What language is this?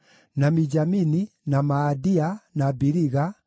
Kikuyu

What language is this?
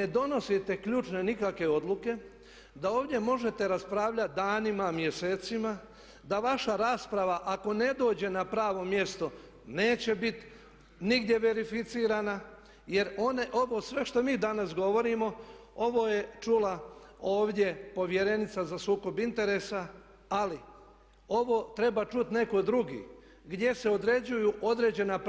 Croatian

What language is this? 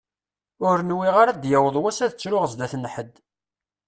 Kabyle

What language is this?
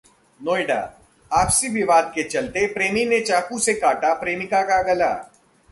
Hindi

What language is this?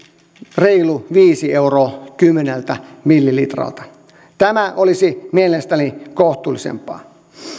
Finnish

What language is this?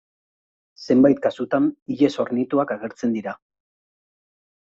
Basque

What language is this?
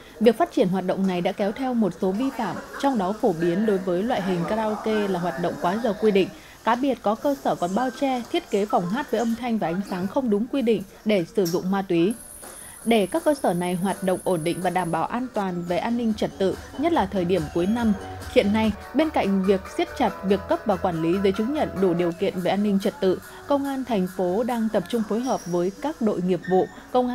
Vietnamese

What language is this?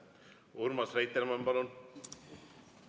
Estonian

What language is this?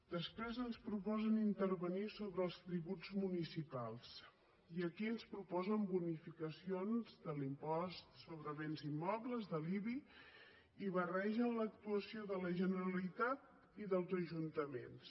Catalan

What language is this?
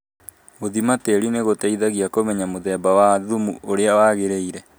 Kikuyu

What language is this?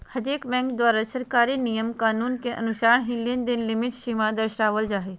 Magahi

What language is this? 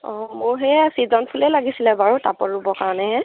Assamese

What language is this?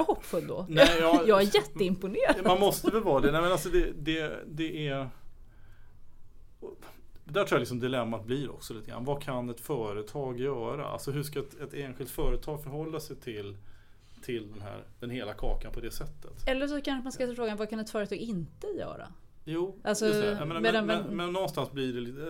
Swedish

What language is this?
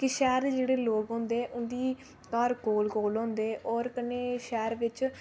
Dogri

